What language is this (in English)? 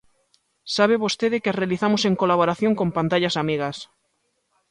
Galician